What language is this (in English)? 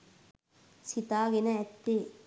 Sinhala